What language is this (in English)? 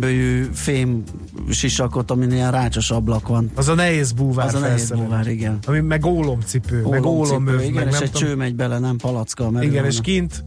Hungarian